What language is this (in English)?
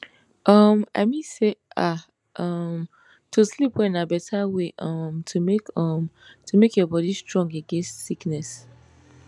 Nigerian Pidgin